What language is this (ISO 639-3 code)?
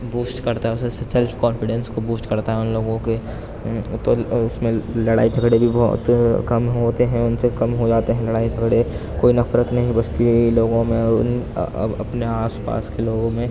urd